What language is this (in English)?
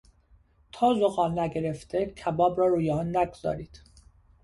Persian